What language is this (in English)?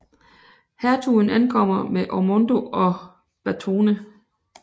Danish